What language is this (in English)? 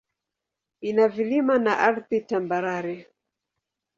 Swahili